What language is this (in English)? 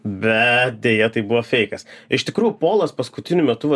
Lithuanian